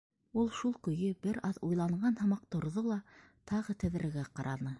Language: Bashkir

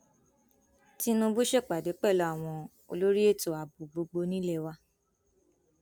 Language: Yoruba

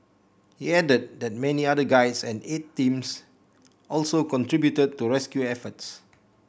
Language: English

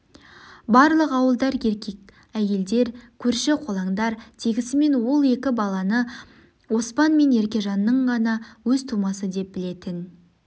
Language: Kazakh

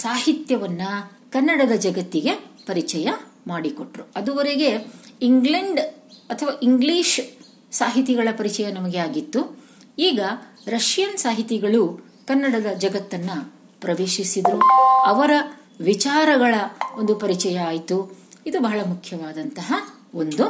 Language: Kannada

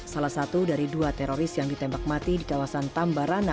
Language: Indonesian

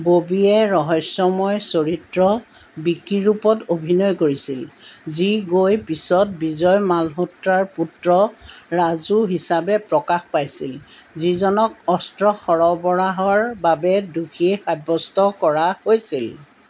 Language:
Assamese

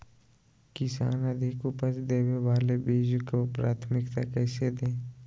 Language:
Magahi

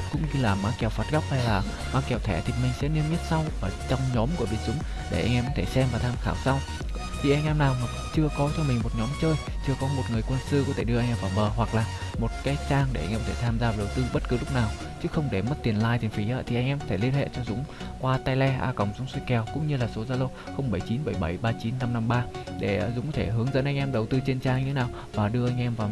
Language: Vietnamese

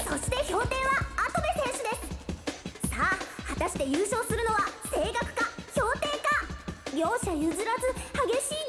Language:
Japanese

